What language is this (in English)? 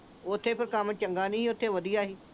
Punjabi